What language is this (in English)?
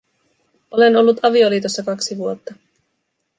Finnish